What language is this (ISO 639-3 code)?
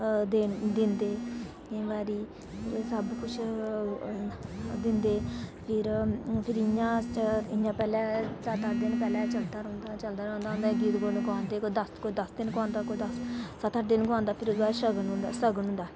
doi